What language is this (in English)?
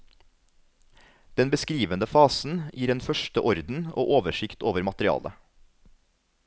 Norwegian